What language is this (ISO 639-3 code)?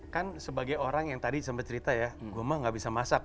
ind